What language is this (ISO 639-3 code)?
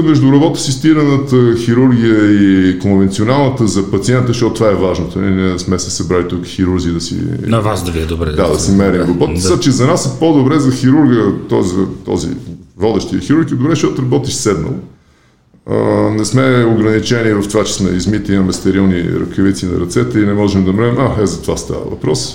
bul